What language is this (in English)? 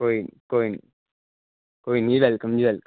Punjabi